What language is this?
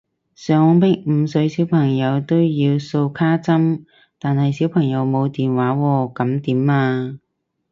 Cantonese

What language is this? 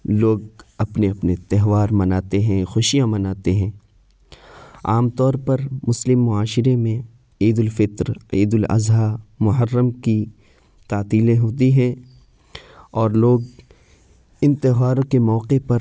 Urdu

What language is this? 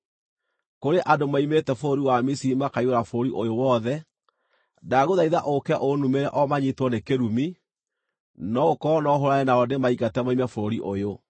Kikuyu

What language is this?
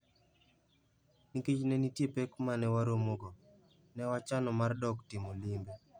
Luo (Kenya and Tanzania)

